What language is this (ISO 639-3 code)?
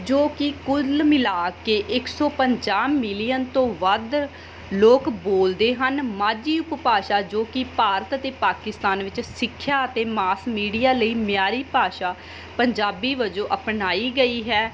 pan